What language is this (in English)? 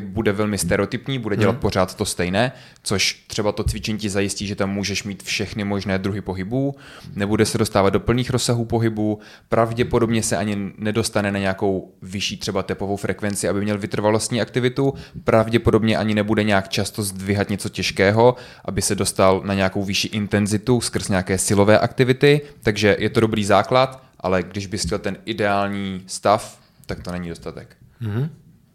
Czech